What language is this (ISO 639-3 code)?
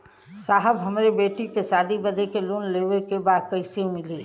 bho